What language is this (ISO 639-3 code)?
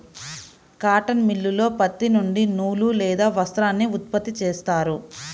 tel